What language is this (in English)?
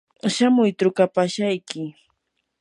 Yanahuanca Pasco Quechua